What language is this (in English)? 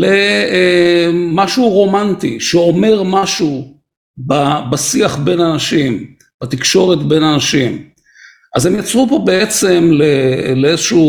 Hebrew